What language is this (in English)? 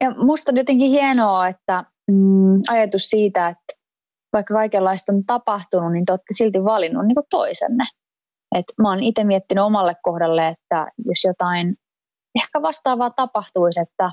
Finnish